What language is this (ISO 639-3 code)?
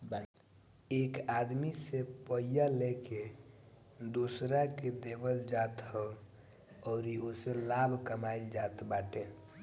bho